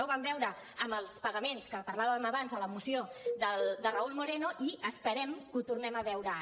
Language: Catalan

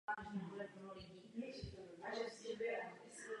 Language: Czech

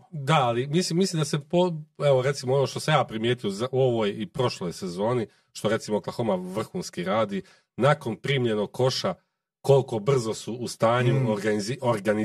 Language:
Croatian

